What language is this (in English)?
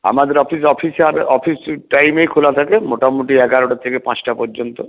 Bangla